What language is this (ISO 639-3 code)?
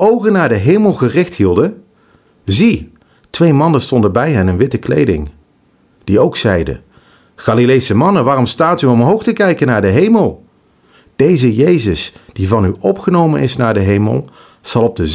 nld